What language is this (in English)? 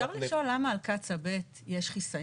Hebrew